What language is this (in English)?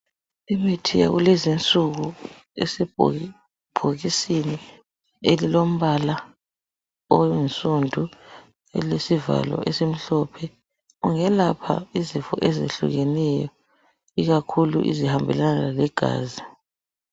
North Ndebele